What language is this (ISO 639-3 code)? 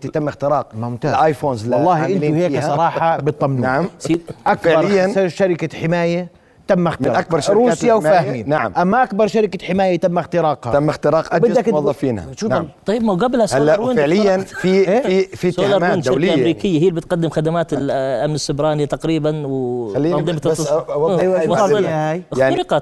ara